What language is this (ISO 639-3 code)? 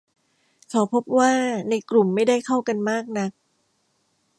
tha